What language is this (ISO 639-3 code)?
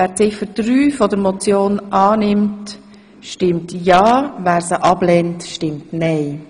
gsw